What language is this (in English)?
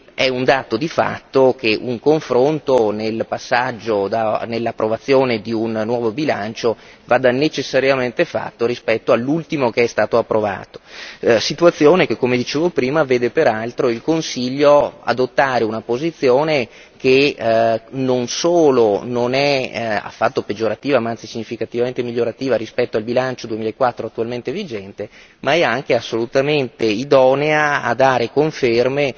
Italian